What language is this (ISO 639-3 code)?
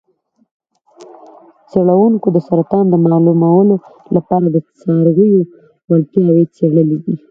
pus